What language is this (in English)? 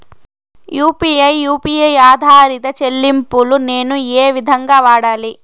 Telugu